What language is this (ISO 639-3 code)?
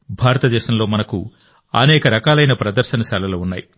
tel